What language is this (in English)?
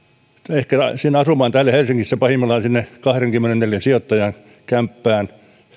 Finnish